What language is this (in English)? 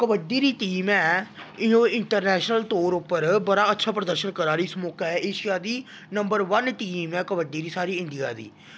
Dogri